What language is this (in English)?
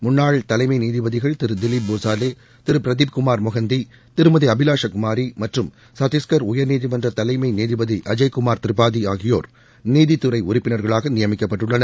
Tamil